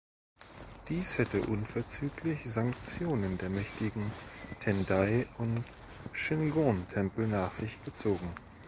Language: German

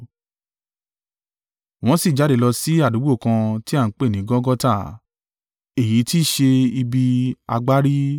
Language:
Yoruba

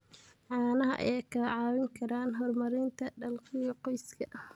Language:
Somali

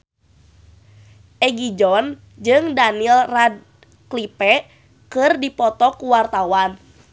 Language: Sundanese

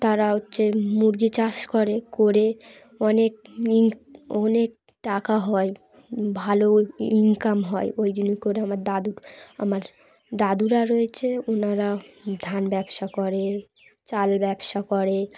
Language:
Bangla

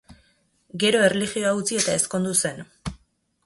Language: Basque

